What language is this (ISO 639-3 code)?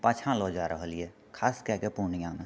mai